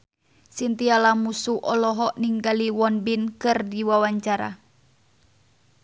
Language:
Sundanese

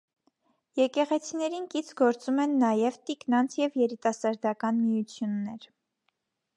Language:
Armenian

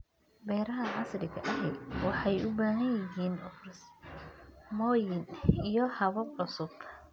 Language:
Somali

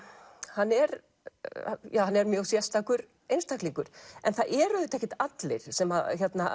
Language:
Icelandic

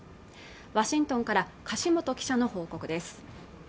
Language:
Japanese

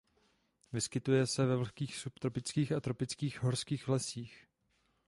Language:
Czech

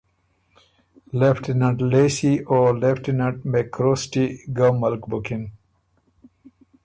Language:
Ormuri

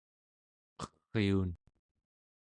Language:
Central Yupik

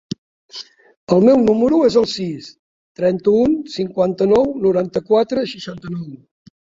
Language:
Catalan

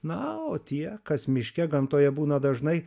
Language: Lithuanian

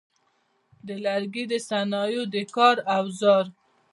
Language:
Pashto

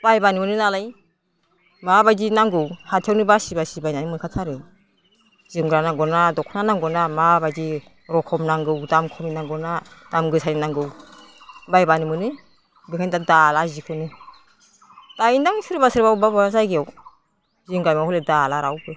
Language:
Bodo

